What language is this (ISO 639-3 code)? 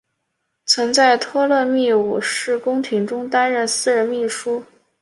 zho